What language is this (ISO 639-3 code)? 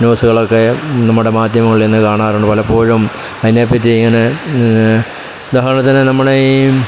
mal